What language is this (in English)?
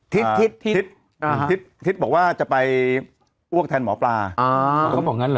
Thai